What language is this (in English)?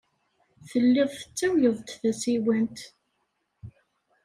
Kabyle